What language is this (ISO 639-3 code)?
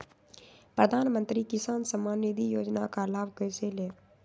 mag